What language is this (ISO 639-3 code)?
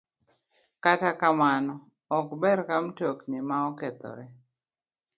luo